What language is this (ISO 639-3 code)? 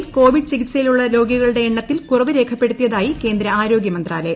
mal